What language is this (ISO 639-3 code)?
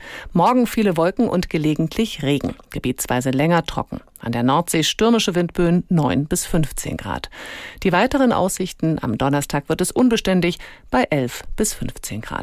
deu